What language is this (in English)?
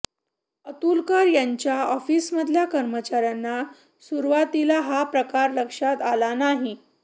Marathi